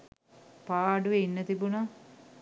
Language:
Sinhala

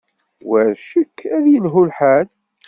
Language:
Kabyle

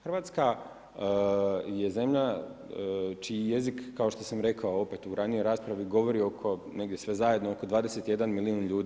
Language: Croatian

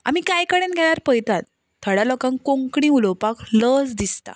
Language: Konkani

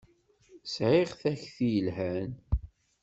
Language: Kabyle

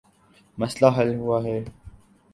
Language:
Urdu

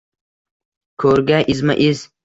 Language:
Uzbek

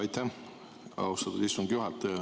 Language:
Estonian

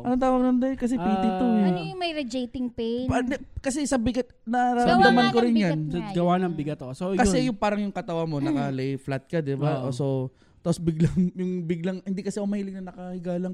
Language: Filipino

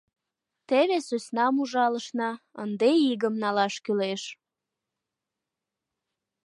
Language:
Mari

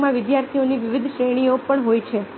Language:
Gujarati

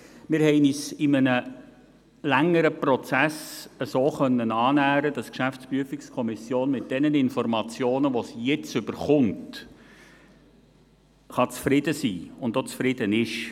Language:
Swiss German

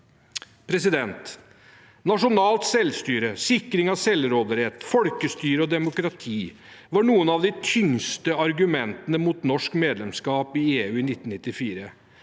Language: Norwegian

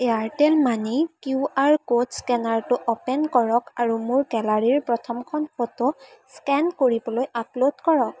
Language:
Assamese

